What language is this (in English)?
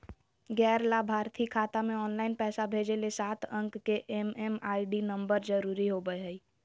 Magahi